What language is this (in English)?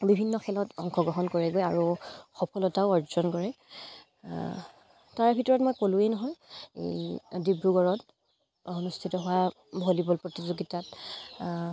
Assamese